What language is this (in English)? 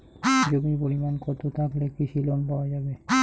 Bangla